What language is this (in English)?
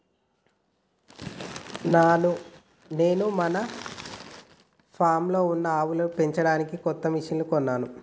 Telugu